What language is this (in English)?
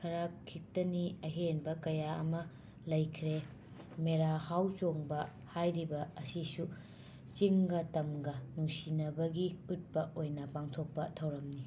Manipuri